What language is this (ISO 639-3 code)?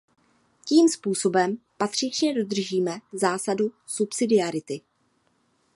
ces